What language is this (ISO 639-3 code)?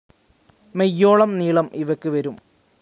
mal